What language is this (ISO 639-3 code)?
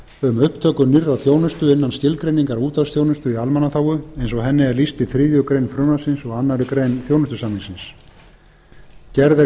isl